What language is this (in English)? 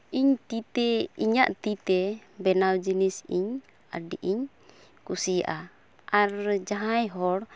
Santali